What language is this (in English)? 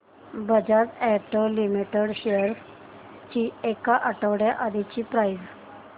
Marathi